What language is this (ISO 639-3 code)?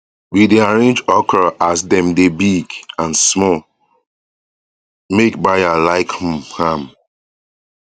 pcm